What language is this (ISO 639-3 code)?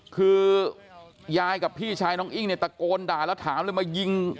tha